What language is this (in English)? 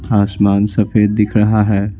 Hindi